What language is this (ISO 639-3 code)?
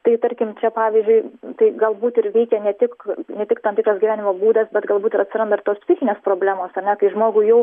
lit